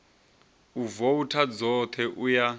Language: Venda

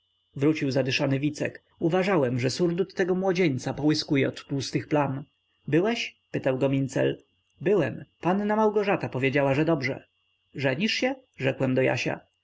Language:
Polish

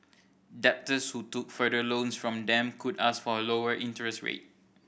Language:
English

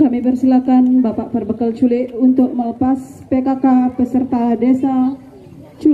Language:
Indonesian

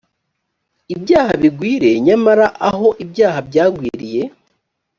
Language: Kinyarwanda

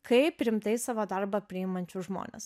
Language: Lithuanian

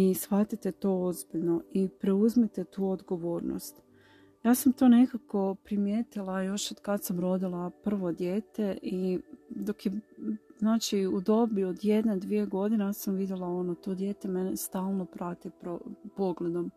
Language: Croatian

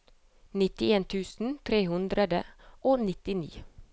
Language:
Norwegian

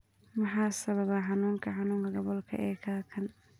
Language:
Somali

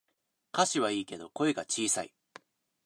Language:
Japanese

